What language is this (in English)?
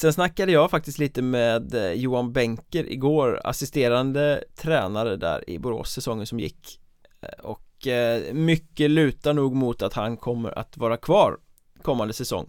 Swedish